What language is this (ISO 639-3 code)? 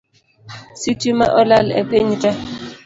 luo